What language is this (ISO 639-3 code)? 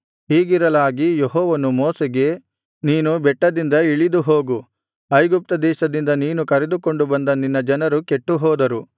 kan